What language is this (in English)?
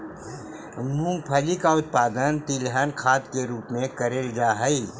Magahi